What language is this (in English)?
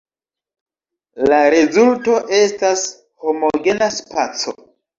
Esperanto